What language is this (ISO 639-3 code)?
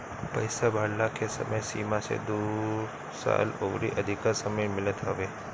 bho